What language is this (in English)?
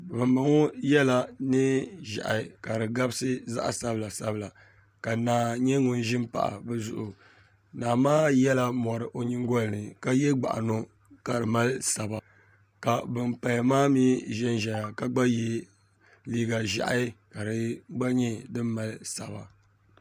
Dagbani